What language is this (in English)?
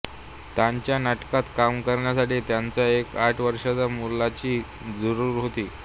Marathi